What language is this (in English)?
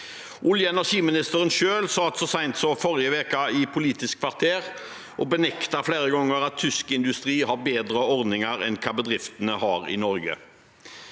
Norwegian